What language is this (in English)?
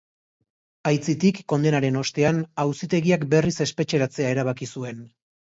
Basque